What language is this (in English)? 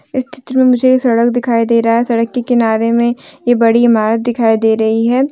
Hindi